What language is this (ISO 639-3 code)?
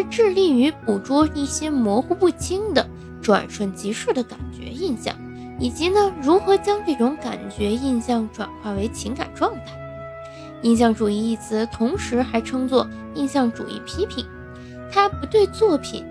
zho